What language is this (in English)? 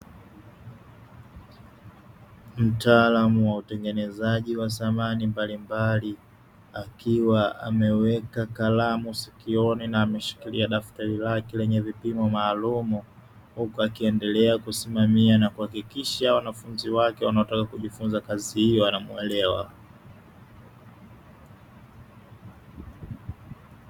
Swahili